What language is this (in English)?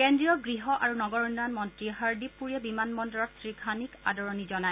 Assamese